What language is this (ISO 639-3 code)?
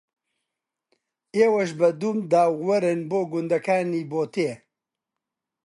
ckb